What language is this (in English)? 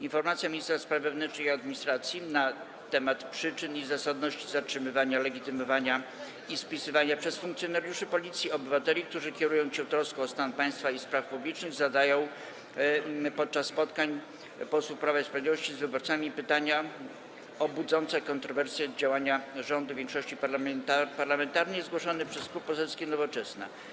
Polish